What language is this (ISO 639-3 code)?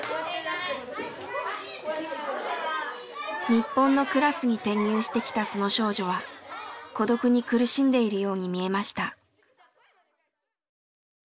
jpn